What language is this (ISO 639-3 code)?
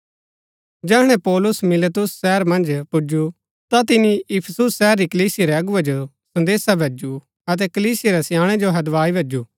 gbk